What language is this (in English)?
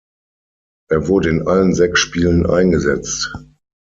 German